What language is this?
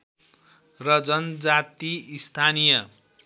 Nepali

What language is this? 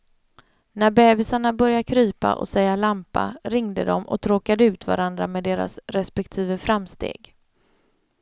Swedish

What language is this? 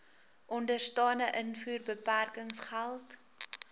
Afrikaans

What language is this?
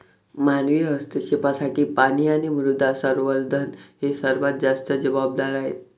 Marathi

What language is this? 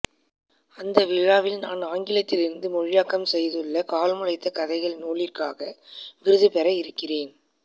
Tamil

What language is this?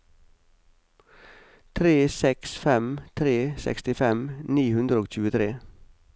Norwegian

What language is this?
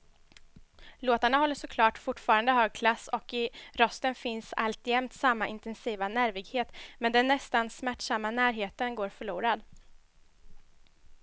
Swedish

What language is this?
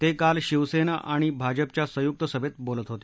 Marathi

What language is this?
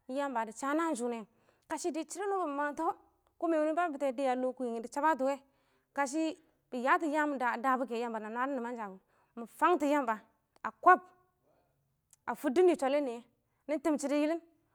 Awak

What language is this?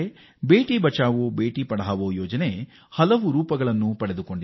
Kannada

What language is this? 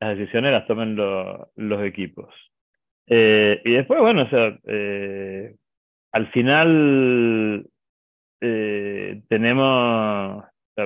Spanish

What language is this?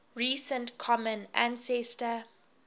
English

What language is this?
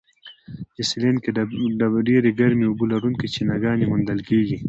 Pashto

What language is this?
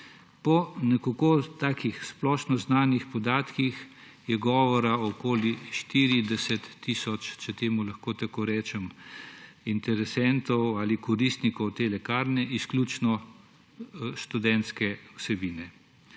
Slovenian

